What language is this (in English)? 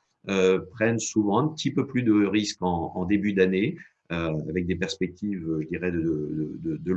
French